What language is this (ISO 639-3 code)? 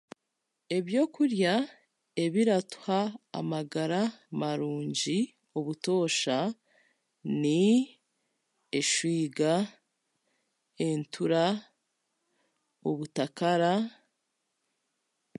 cgg